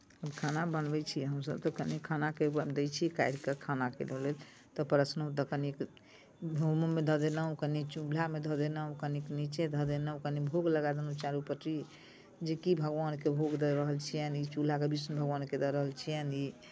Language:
Maithili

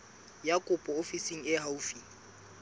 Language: Southern Sotho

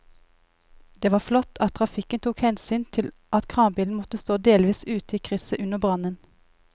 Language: Norwegian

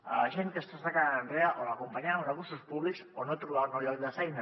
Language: Catalan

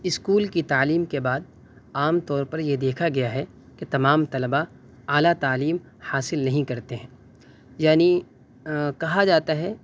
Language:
Urdu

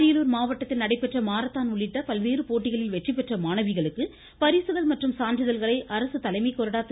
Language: Tamil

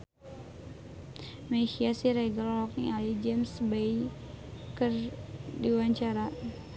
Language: Sundanese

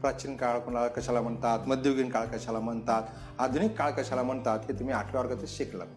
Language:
Marathi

